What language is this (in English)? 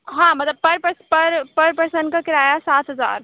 Urdu